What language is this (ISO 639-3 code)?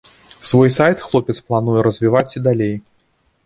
bel